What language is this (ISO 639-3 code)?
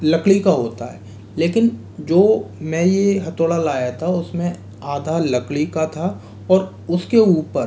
hin